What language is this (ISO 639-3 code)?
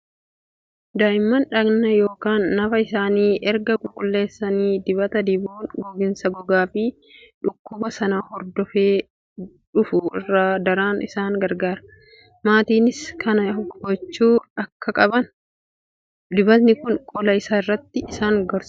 orm